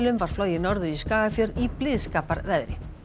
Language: Icelandic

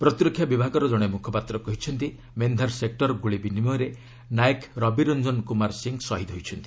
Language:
Odia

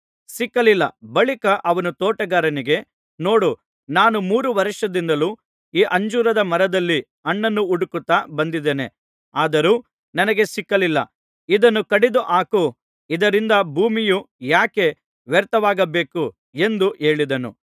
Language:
Kannada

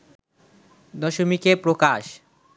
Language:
Bangla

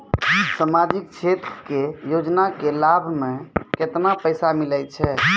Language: Maithili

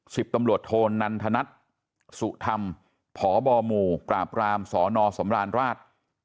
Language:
Thai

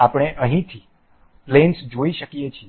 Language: Gujarati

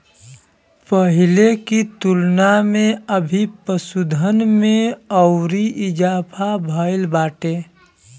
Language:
Bhojpuri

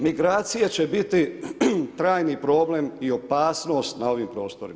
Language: Croatian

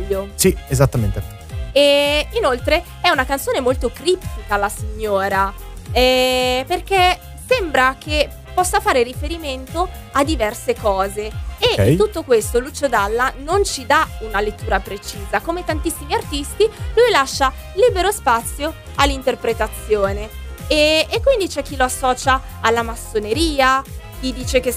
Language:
Italian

